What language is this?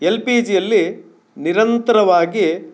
Kannada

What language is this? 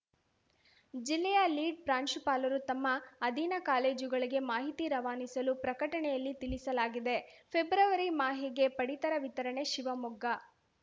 Kannada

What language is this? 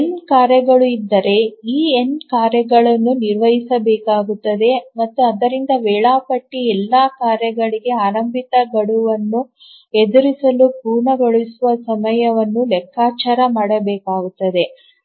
Kannada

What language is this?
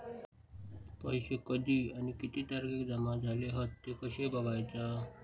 Marathi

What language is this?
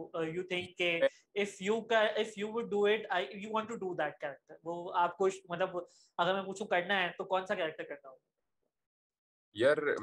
Urdu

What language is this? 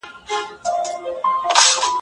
Pashto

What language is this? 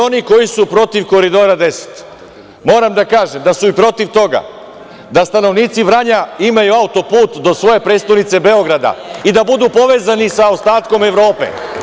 Serbian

